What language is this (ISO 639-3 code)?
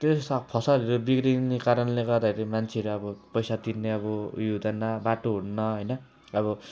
nep